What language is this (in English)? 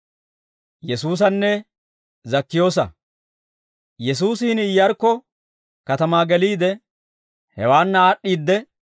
Dawro